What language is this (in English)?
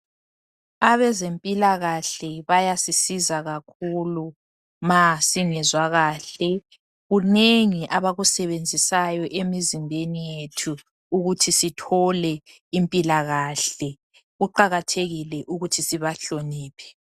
North Ndebele